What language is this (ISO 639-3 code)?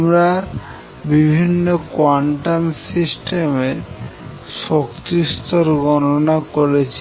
ben